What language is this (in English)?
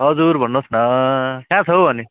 Nepali